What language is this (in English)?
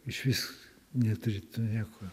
Lithuanian